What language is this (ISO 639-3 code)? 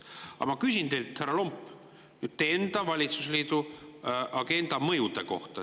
est